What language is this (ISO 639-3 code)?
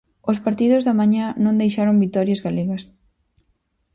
glg